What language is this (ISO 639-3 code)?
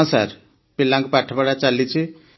ori